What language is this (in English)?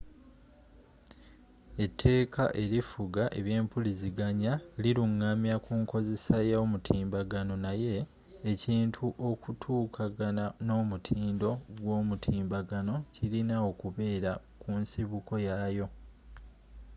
Ganda